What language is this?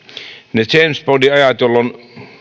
Finnish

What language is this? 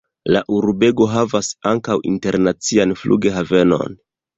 Esperanto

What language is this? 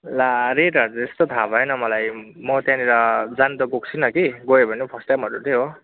Nepali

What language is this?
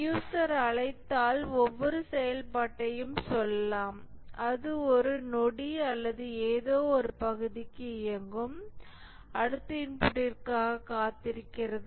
Tamil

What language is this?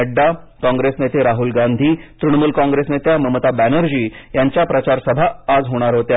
Marathi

